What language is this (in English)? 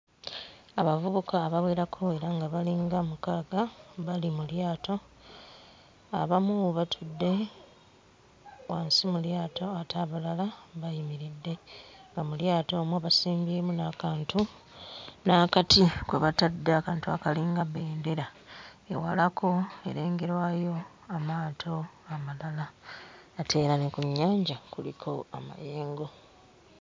Ganda